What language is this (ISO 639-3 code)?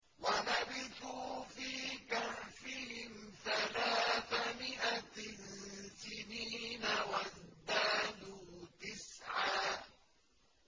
ara